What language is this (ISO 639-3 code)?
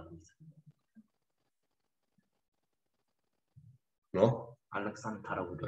kor